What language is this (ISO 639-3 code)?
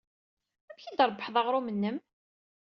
kab